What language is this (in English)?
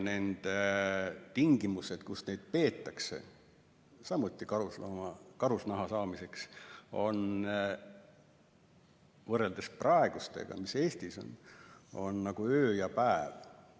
Estonian